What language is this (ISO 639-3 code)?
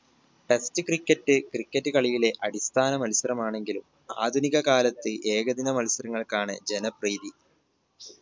mal